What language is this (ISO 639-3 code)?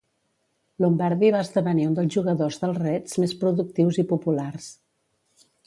cat